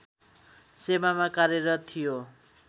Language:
Nepali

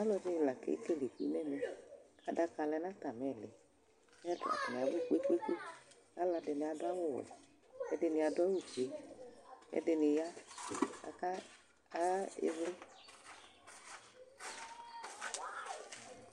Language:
Ikposo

